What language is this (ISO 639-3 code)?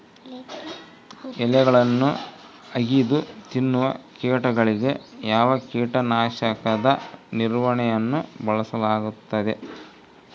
kan